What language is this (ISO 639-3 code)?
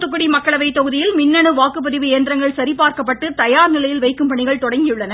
tam